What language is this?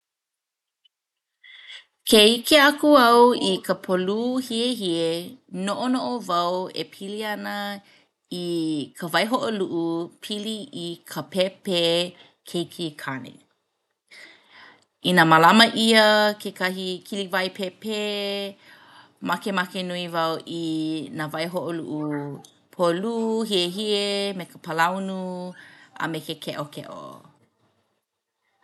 Hawaiian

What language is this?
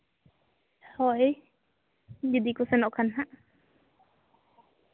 Santali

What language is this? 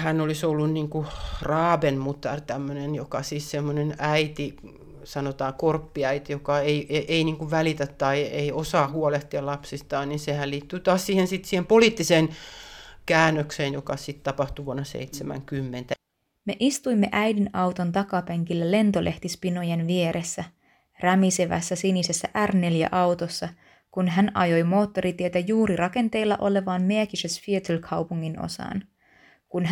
Finnish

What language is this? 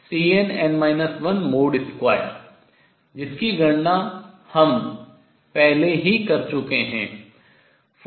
Hindi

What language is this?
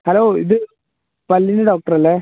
Malayalam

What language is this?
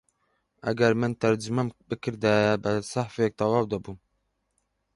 Central Kurdish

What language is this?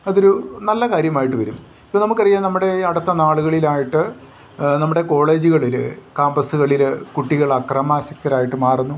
Malayalam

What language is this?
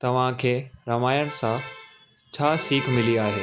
Sindhi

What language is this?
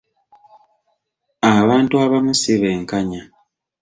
Ganda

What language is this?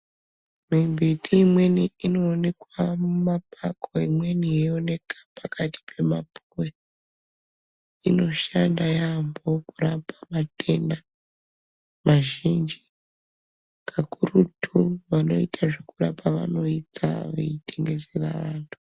Ndau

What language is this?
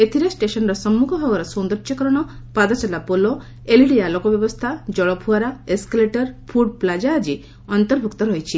Odia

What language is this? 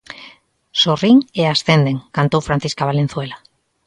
Galician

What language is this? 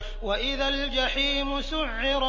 Arabic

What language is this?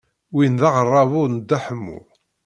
Kabyle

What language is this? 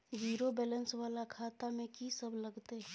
Maithili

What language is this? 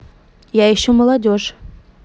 Russian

